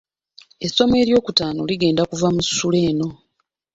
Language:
Ganda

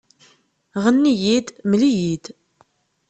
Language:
Kabyle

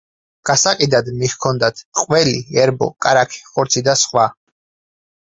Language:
Georgian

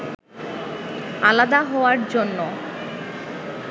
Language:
Bangla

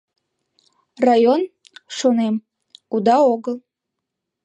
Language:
Mari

